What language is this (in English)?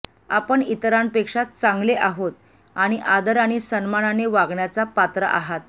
Marathi